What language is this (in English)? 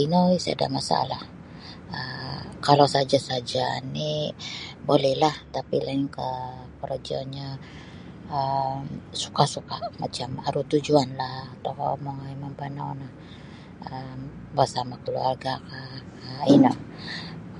Sabah Bisaya